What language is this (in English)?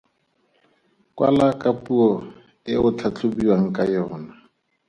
Tswana